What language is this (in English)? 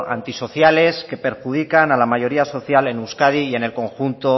Spanish